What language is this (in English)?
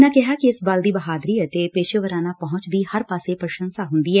Punjabi